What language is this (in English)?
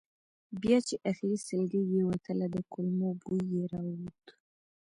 Pashto